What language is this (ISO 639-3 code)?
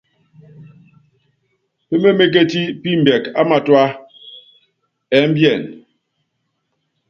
yav